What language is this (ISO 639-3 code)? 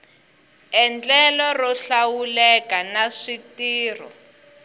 tso